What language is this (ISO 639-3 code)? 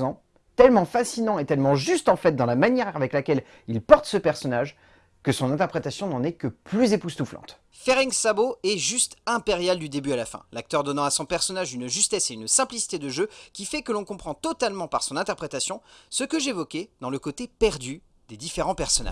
fra